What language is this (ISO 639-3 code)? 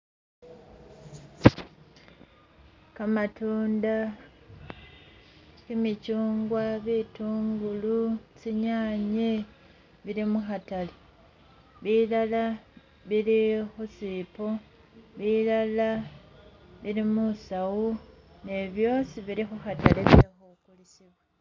myx